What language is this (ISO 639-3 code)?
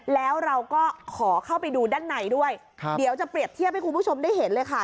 tha